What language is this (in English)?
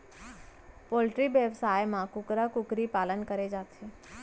Chhattisgarhi